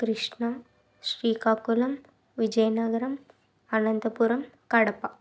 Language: Telugu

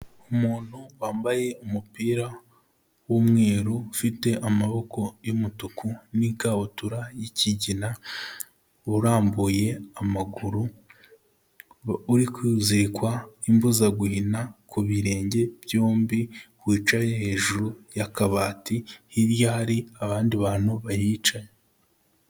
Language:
Kinyarwanda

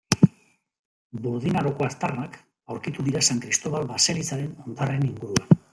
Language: Basque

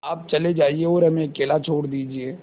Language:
Hindi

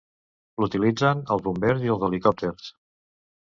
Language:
Catalan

